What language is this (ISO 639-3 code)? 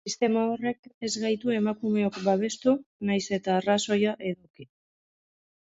eus